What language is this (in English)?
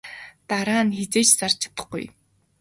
Mongolian